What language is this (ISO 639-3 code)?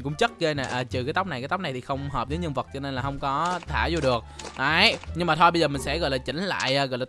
vie